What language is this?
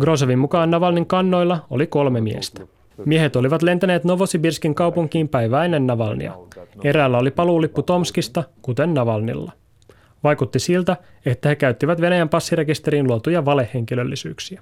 Finnish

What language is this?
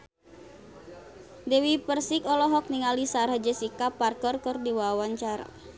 Sundanese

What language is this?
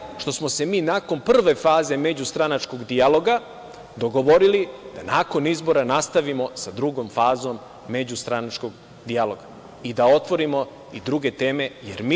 Serbian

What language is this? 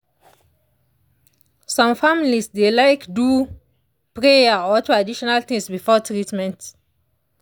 Nigerian Pidgin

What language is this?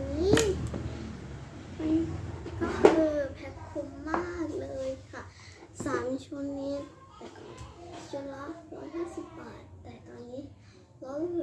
Thai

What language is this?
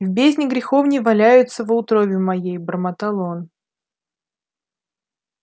Russian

